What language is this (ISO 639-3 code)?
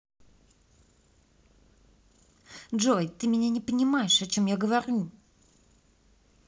rus